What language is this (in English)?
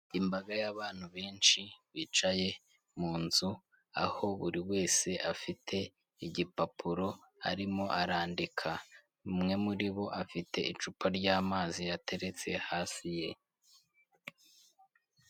Kinyarwanda